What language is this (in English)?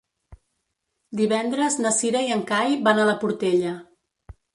Catalan